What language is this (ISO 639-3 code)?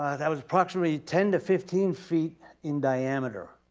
eng